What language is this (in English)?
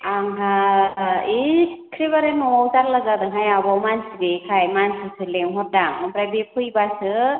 Bodo